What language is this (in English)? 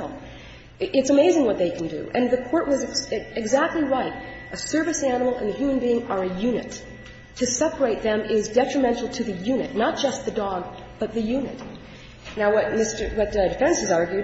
English